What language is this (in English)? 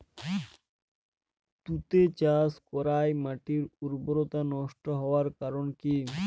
Bangla